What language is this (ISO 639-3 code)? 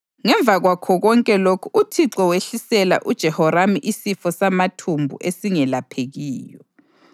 nde